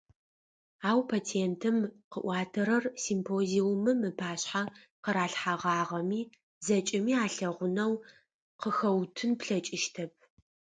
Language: Adyghe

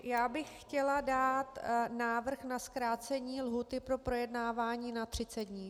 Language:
Czech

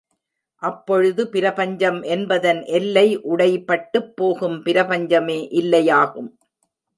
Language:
Tamil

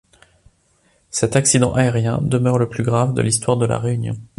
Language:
French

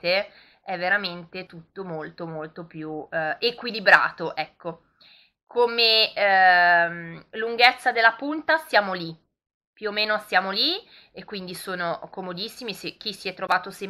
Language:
Italian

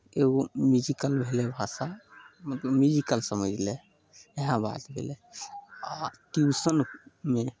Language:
Maithili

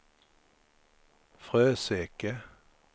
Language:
Swedish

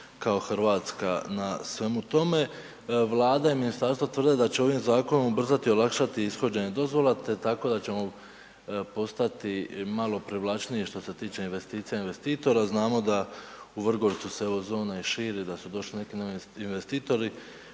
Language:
Croatian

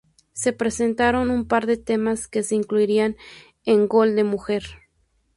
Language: Spanish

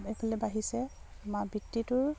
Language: Assamese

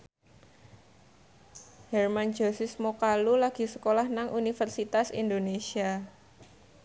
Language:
Javanese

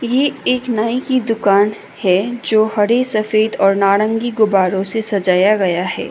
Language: Hindi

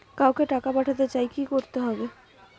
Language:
Bangla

